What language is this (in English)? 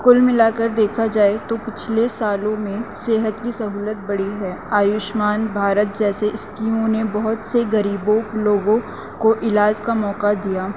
Urdu